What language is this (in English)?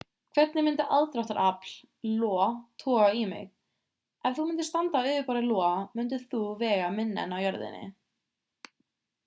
Icelandic